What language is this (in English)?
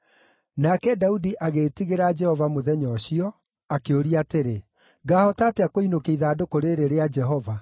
Kikuyu